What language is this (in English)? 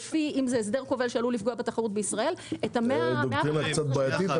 Hebrew